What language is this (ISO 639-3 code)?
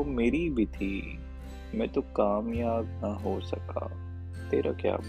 urd